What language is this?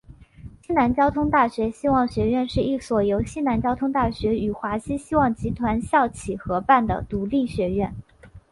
Chinese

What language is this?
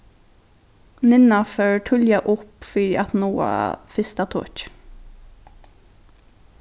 Faroese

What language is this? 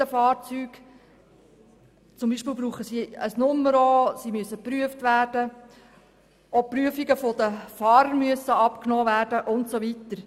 Swiss German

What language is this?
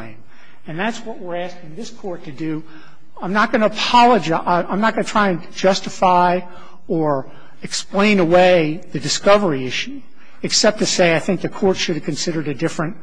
English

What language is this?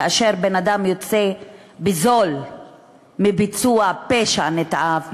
Hebrew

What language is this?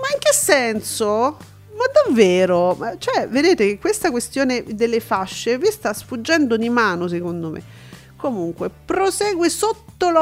Italian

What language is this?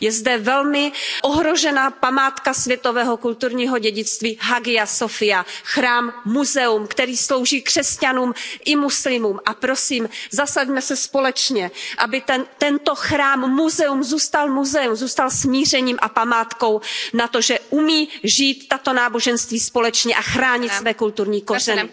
Czech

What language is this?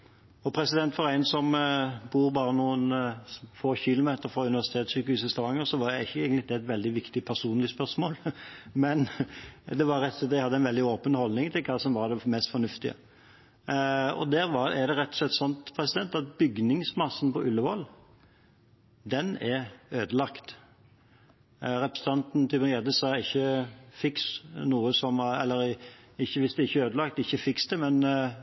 Norwegian Bokmål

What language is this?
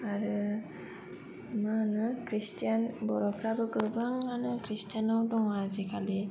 Bodo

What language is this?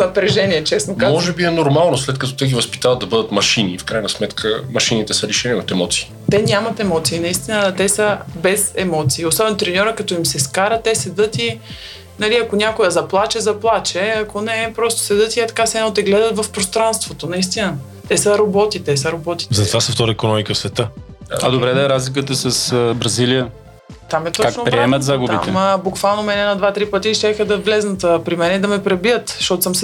Bulgarian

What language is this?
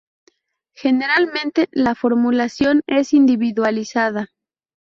Spanish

